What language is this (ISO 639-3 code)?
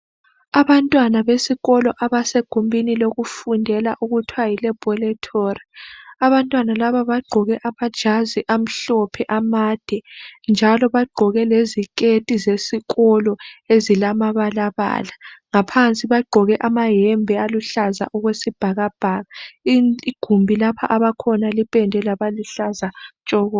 nde